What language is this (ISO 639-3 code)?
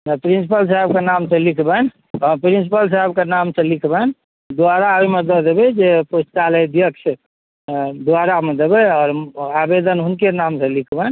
mai